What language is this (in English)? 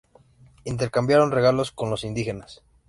Spanish